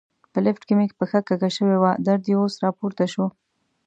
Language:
Pashto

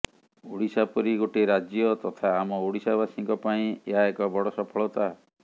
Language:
Odia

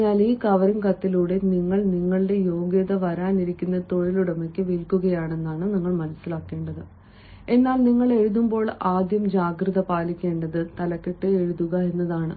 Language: Malayalam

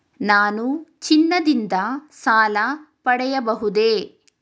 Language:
Kannada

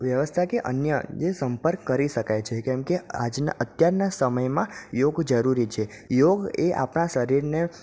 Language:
Gujarati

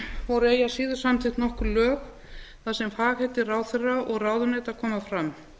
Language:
Icelandic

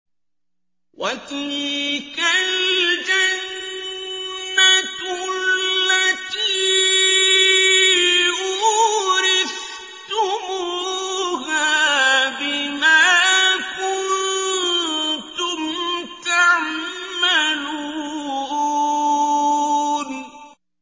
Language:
Arabic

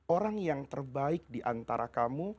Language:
Indonesian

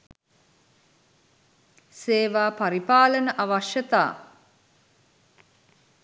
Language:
Sinhala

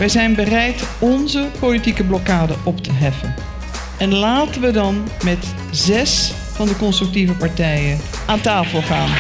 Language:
Dutch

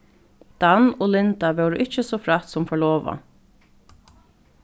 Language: Faroese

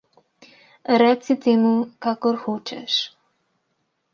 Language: Slovenian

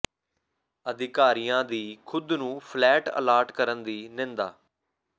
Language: Punjabi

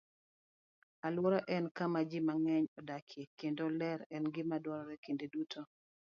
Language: Luo (Kenya and Tanzania)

